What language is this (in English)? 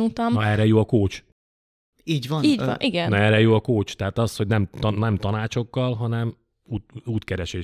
Hungarian